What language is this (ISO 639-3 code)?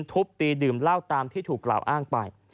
tha